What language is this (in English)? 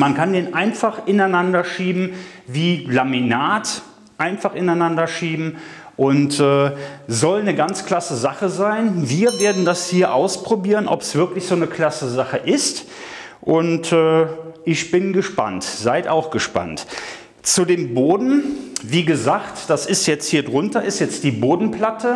German